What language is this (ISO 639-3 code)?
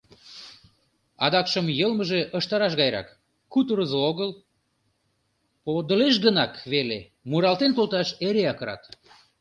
chm